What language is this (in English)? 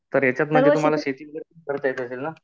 Marathi